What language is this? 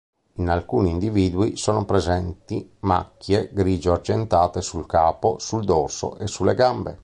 Italian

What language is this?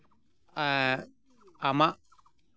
Santali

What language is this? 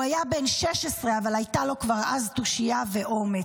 Hebrew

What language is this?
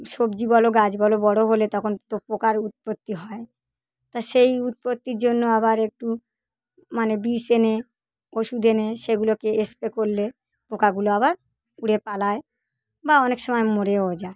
Bangla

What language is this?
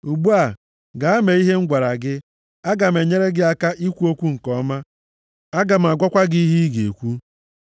Igbo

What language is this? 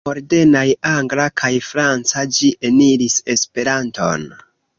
Esperanto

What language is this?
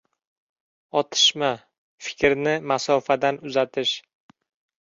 Uzbek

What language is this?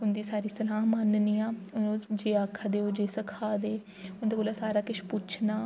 Dogri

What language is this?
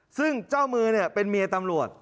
Thai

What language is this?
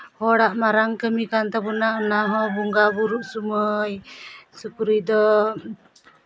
Santali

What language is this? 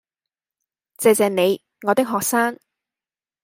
Cantonese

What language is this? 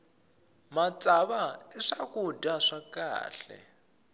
Tsonga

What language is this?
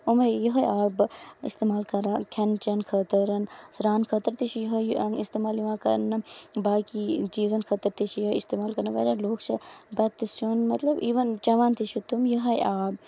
Kashmiri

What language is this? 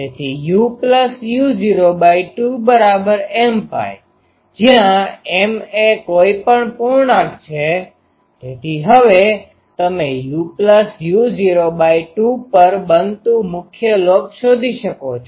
Gujarati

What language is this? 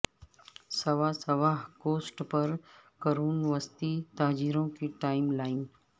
Urdu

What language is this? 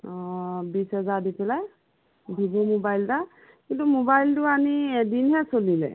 Assamese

